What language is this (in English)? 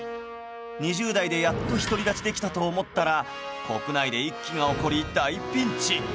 Japanese